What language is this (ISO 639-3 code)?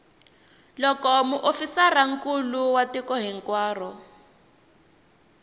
tso